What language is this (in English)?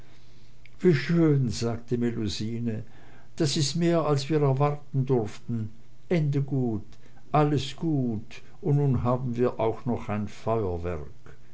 German